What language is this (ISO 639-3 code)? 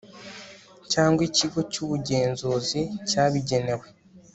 kin